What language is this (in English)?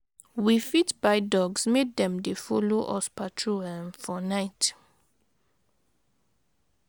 Nigerian Pidgin